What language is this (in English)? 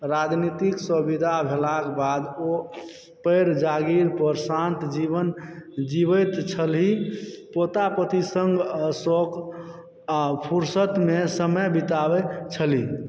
Maithili